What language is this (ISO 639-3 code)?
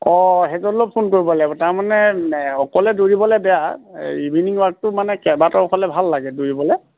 asm